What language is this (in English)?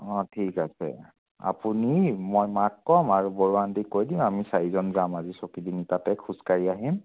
Assamese